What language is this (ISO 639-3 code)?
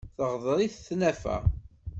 kab